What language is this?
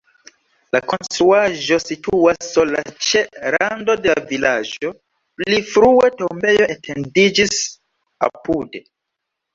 Esperanto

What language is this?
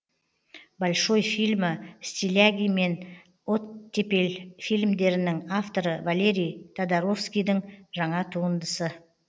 Kazakh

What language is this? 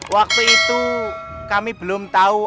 Indonesian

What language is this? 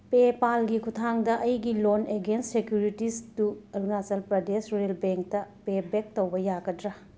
Manipuri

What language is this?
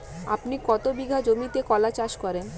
Bangla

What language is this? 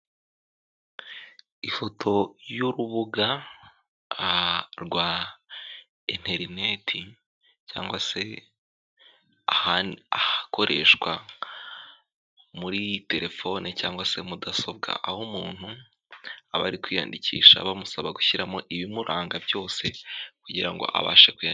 Kinyarwanda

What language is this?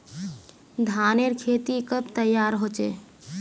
Magahi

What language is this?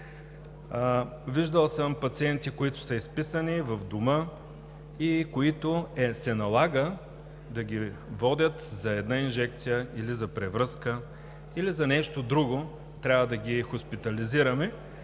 Bulgarian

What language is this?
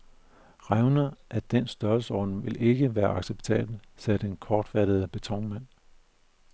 Danish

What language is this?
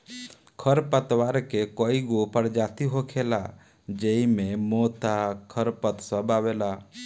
Bhojpuri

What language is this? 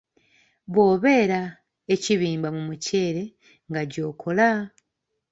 Ganda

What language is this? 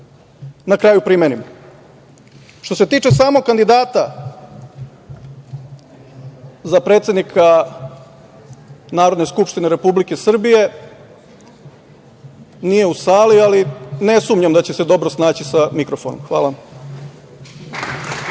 Serbian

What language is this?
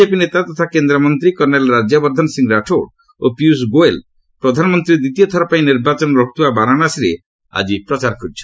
Odia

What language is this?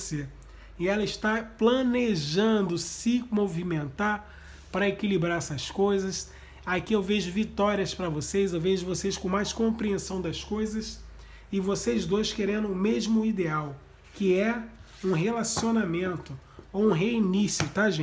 Portuguese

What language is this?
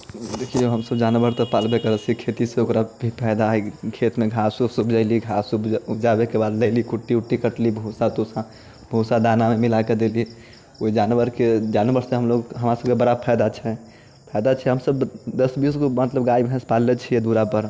Maithili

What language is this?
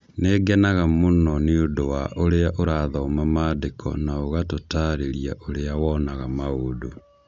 Kikuyu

